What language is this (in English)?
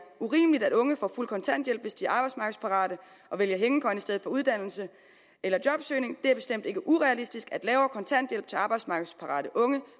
Danish